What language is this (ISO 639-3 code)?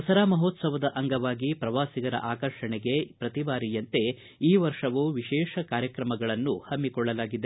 kan